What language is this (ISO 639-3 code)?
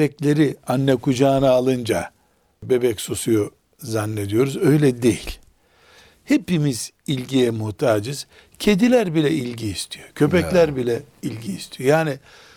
tur